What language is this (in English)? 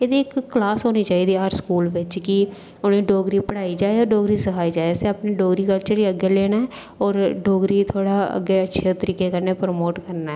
Dogri